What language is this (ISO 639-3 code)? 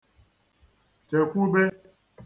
ibo